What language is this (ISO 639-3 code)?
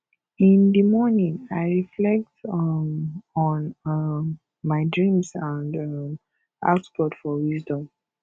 pcm